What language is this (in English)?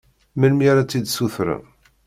Kabyle